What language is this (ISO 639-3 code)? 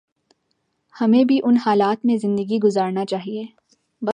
urd